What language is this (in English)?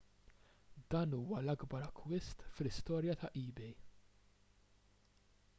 Maltese